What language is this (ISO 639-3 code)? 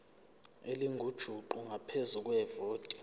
zul